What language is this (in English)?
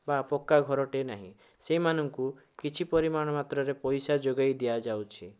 Odia